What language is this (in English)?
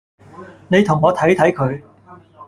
Cantonese